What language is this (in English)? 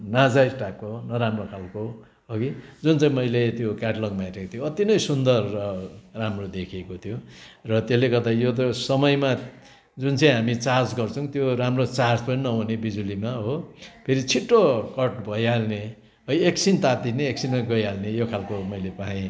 Nepali